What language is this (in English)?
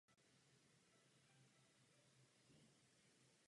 Czech